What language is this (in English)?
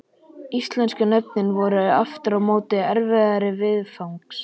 Icelandic